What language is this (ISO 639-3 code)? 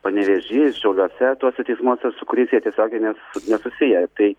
lit